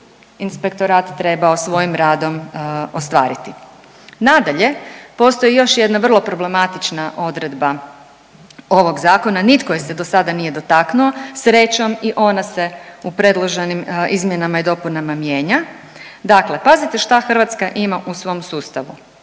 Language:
Croatian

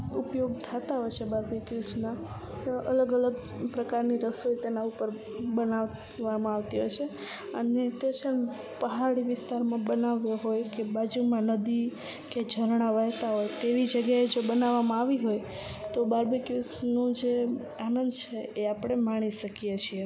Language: Gujarati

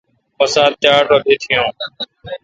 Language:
Kalkoti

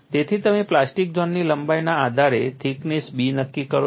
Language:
Gujarati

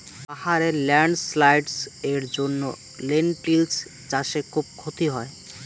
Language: Bangla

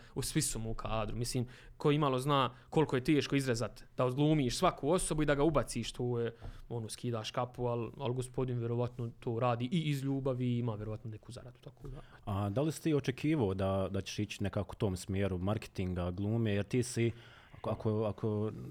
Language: Croatian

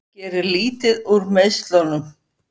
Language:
Icelandic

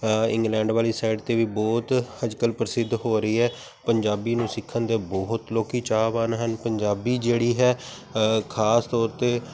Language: Punjabi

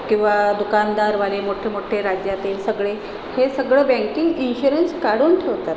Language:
Marathi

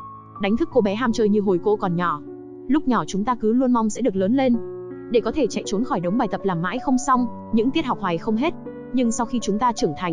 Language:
Vietnamese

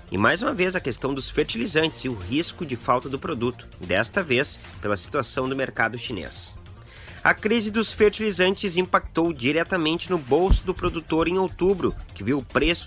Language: Portuguese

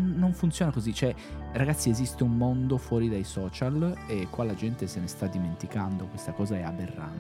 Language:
Italian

